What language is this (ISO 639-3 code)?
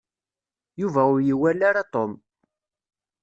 kab